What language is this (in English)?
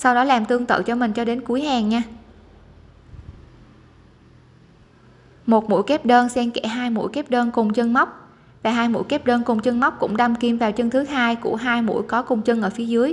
Vietnamese